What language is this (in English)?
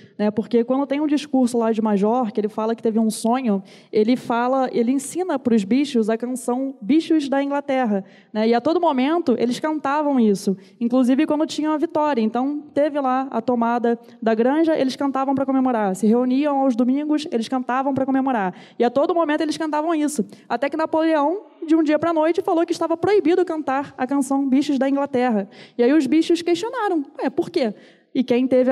Portuguese